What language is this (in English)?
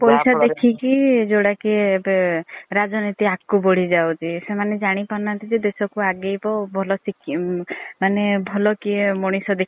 Odia